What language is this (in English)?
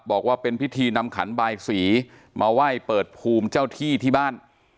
Thai